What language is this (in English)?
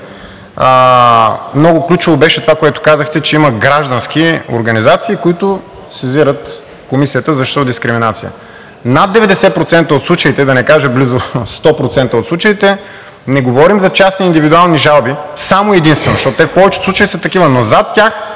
Bulgarian